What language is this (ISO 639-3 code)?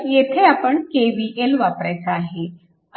mar